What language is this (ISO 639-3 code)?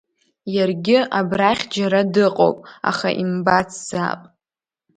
abk